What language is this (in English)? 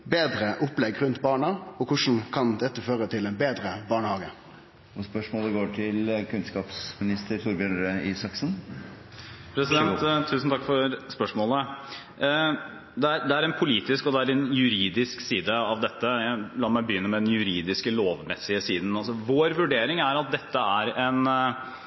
Norwegian